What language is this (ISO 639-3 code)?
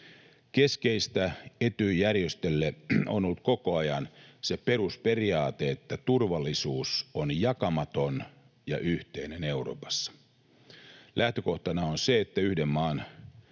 fin